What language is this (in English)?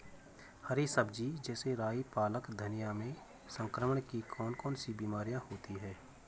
Hindi